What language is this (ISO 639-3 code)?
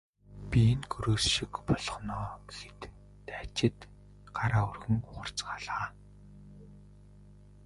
mon